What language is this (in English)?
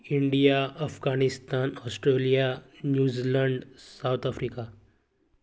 Konkani